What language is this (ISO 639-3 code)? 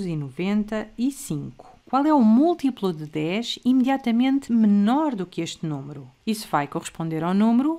por